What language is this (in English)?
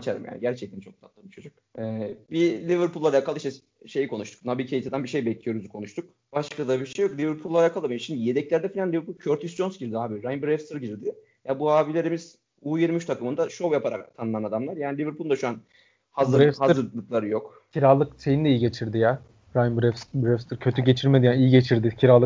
Turkish